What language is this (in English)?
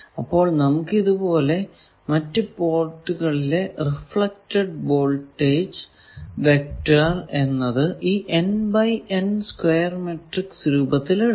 Malayalam